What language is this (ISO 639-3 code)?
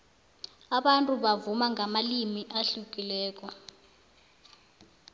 nbl